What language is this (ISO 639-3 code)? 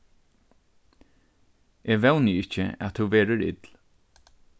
fao